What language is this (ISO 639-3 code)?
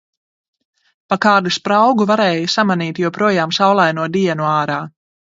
lav